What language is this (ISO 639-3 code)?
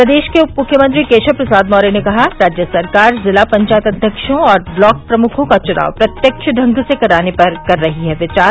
hin